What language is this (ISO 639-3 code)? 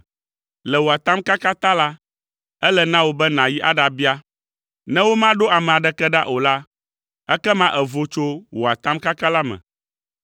ewe